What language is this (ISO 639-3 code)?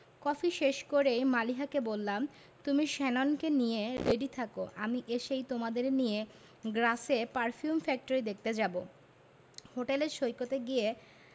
ben